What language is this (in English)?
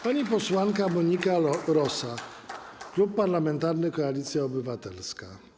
Polish